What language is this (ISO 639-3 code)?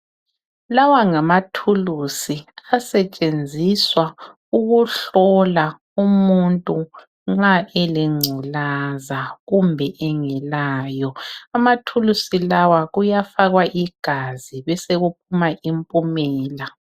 nde